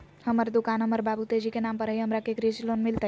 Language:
Magahi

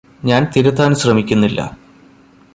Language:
Malayalam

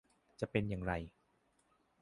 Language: Thai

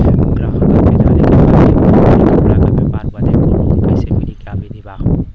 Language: Bhojpuri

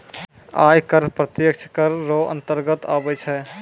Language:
Maithili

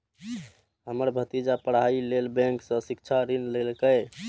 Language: Maithili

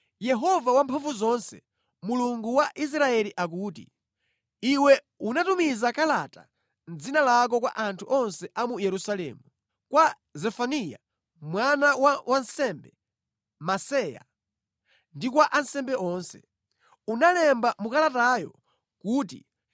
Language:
Nyanja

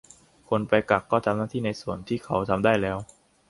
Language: Thai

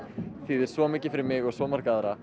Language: Icelandic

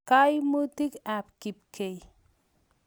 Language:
Kalenjin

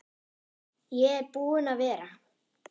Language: Icelandic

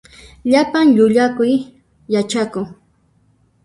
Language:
Puno Quechua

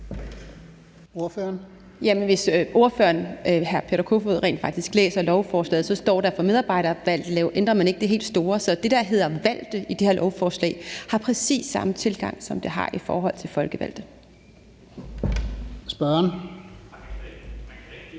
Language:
Danish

